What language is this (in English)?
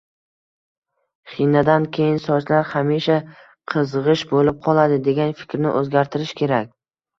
Uzbek